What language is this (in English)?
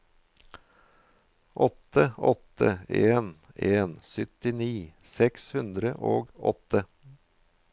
Norwegian